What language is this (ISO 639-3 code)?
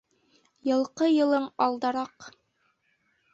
bak